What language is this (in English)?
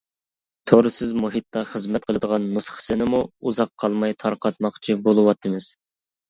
Uyghur